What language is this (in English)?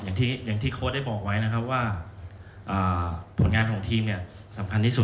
Thai